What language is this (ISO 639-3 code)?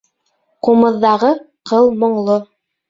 bak